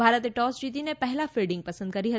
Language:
Gujarati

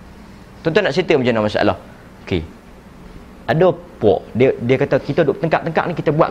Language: Malay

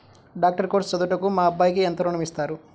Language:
Telugu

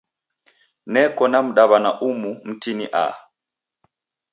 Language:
Taita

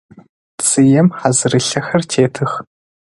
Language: Adyghe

